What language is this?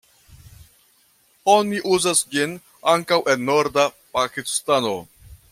Esperanto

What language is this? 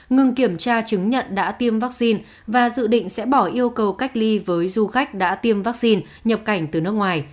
Vietnamese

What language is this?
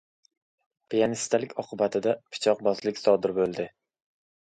Uzbek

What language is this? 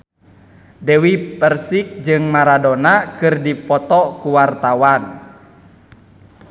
Sundanese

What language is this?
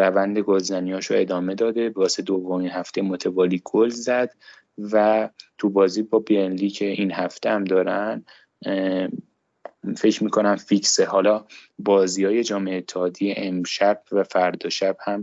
Persian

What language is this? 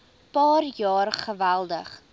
Afrikaans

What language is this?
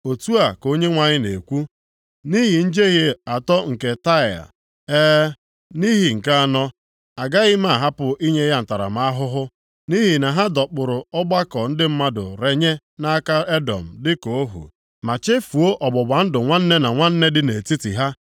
Igbo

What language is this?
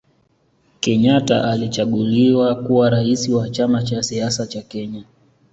Swahili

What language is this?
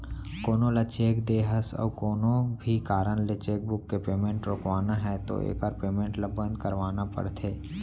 Chhattisgarhi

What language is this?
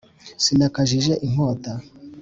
Kinyarwanda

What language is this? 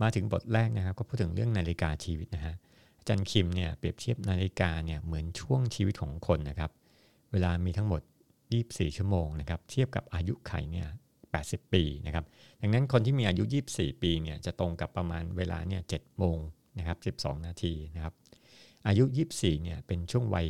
Thai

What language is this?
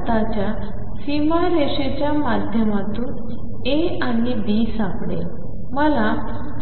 Marathi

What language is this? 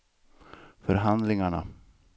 Swedish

